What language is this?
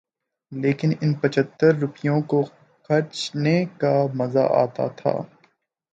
Urdu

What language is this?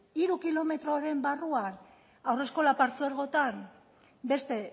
Basque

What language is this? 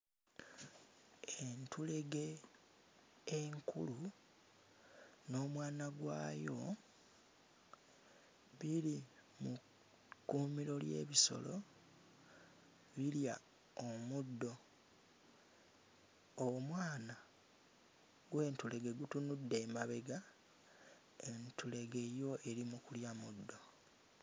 Ganda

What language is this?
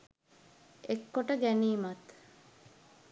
Sinhala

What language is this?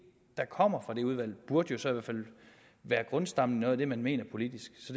Danish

